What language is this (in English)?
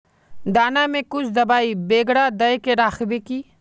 Magahi